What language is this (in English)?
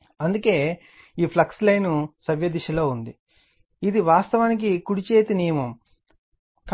Telugu